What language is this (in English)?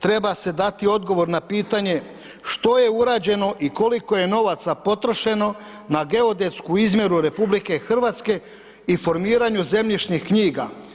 Croatian